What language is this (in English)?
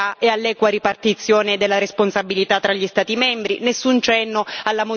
Italian